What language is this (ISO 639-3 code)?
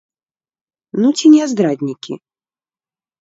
bel